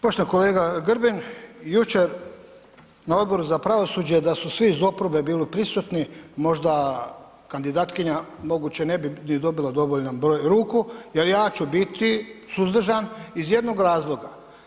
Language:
Croatian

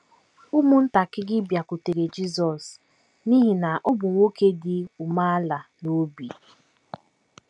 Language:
Igbo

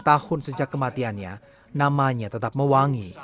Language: Indonesian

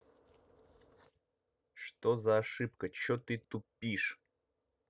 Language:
Russian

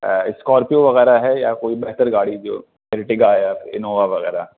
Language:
Urdu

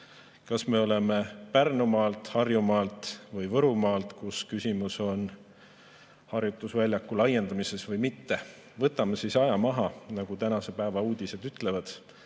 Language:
Estonian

